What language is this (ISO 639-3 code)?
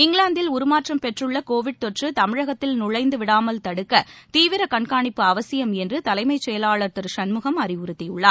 tam